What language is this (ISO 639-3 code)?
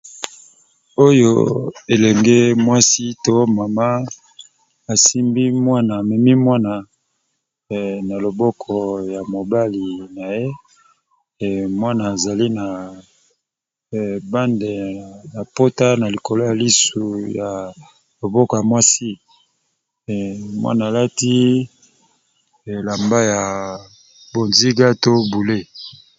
lin